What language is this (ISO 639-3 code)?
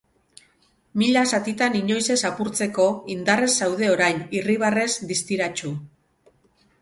eus